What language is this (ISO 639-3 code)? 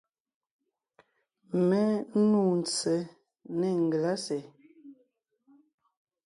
nnh